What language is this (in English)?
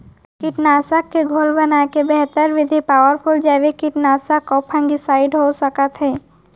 Chhattisgarhi